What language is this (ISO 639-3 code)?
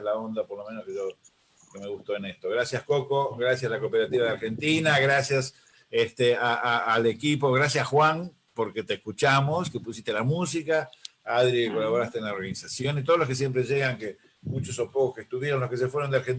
spa